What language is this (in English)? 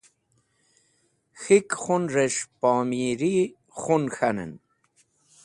Wakhi